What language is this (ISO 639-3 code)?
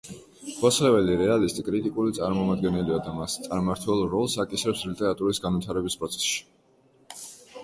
kat